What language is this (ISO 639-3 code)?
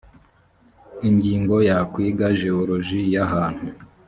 kin